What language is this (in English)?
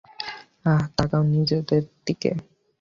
Bangla